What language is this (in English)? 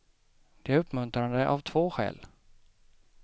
Swedish